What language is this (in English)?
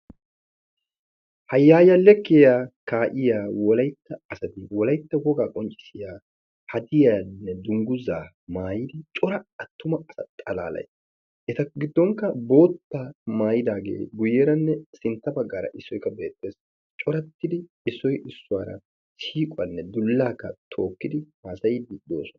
Wolaytta